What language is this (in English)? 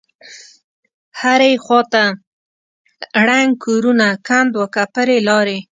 Pashto